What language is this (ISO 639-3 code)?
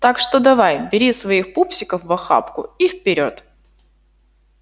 rus